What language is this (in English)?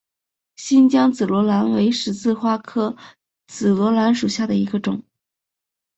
Chinese